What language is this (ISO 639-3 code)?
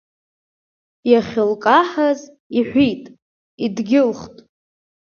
abk